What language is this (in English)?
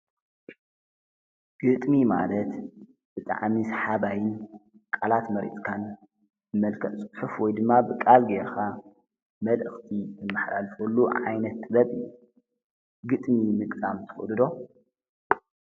Tigrinya